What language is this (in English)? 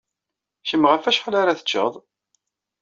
Kabyle